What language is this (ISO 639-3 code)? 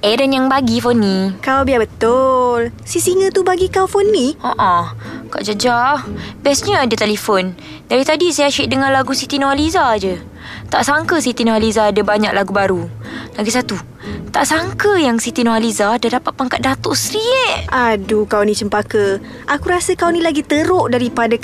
msa